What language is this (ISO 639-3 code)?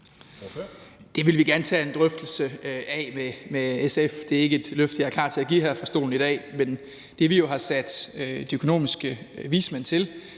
dan